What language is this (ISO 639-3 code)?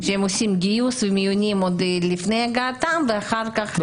heb